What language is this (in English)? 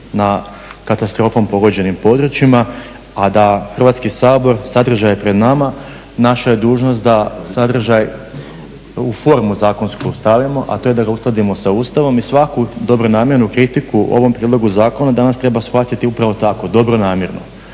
Croatian